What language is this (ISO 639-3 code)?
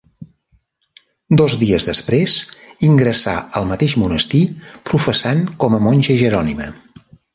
cat